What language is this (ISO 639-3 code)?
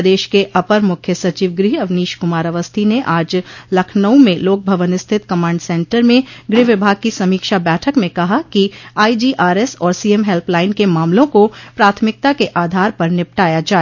hin